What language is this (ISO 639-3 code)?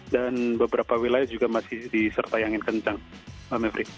ind